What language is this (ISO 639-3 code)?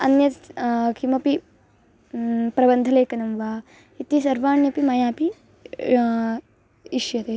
san